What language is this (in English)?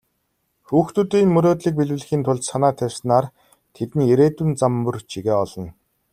Mongolian